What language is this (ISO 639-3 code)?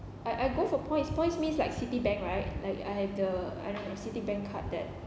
eng